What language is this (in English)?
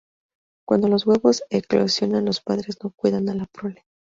Spanish